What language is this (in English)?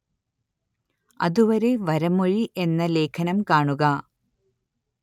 Malayalam